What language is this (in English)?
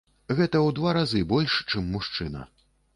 Belarusian